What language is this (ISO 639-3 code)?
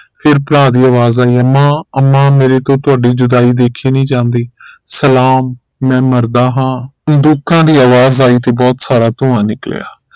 pan